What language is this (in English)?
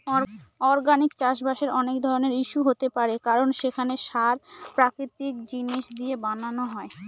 Bangla